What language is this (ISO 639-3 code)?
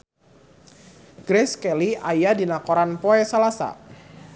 sun